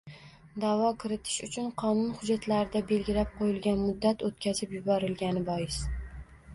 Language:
Uzbek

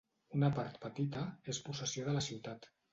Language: Catalan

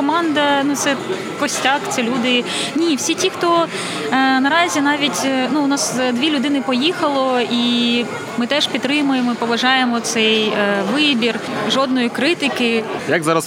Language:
Ukrainian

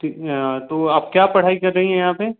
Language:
Hindi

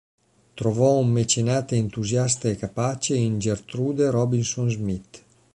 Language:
Italian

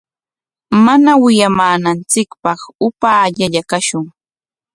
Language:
Corongo Ancash Quechua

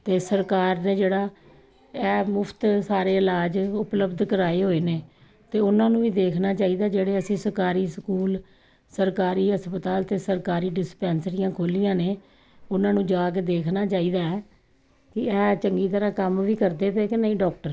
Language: Punjabi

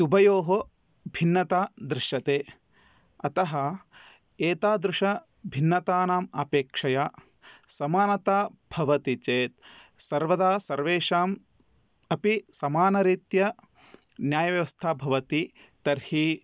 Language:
Sanskrit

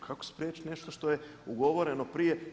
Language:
Croatian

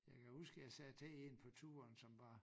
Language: Danish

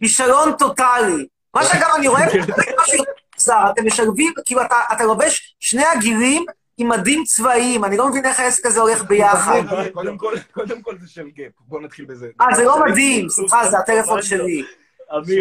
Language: Hebrew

